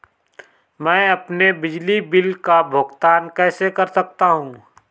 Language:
Hindi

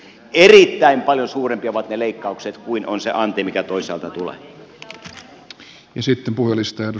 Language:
Finnish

